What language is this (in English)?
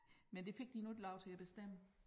Danish